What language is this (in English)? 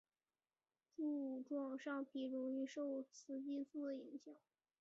Chinese